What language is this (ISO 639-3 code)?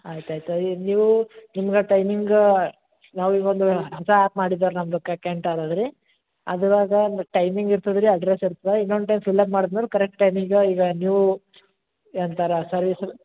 kan